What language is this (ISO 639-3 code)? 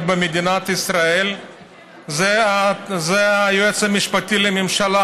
heb